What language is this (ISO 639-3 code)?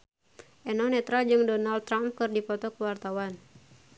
sun